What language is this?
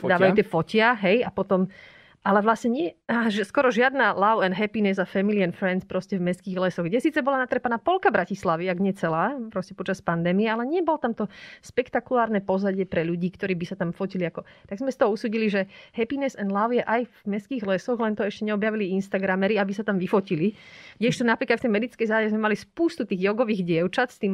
Slovak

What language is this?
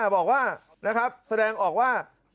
Thai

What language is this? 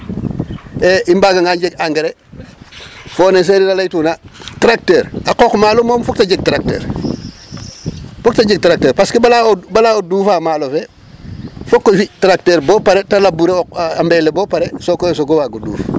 Serer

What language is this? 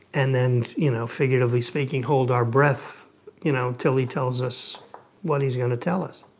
English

